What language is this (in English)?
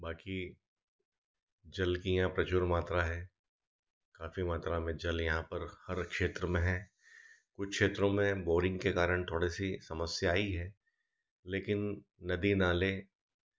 Hindi